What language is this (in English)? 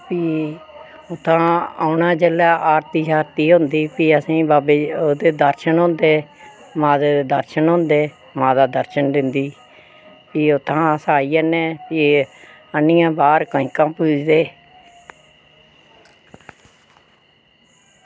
Dogri